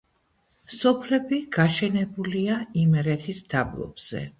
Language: Georgian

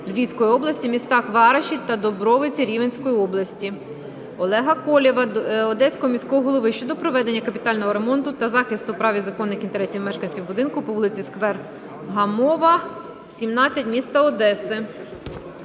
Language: Ukrainian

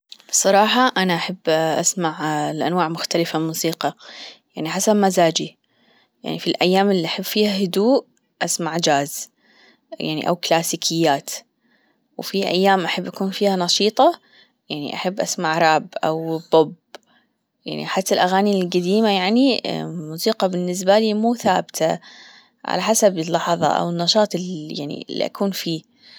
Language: Gulf Arabic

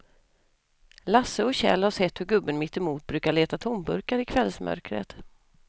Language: Swedish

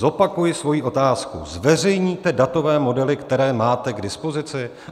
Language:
Czech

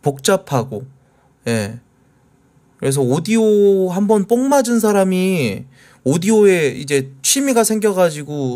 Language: Korean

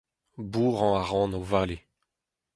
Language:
Breton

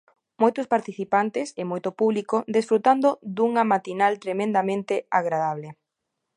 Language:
Galician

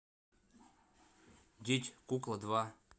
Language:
Russian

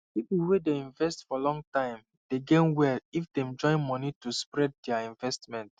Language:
Nigerian Pidgin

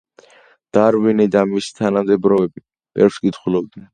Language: Georgian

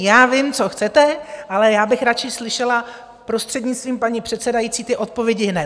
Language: Czech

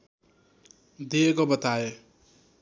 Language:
Nepali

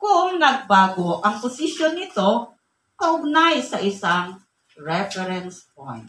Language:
Filipino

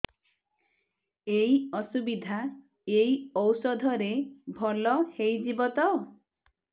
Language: Odia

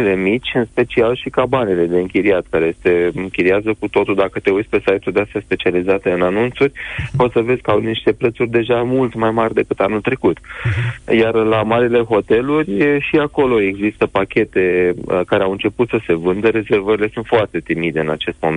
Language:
Romanian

